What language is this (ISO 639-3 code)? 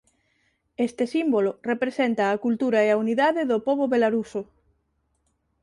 glg